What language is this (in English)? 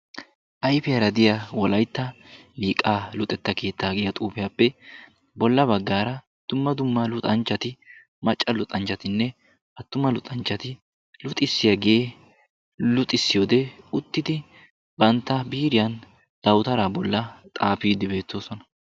Wolaytta